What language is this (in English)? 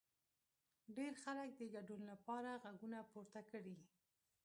Pashto